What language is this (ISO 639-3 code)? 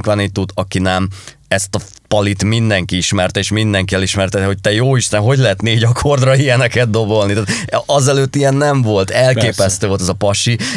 hun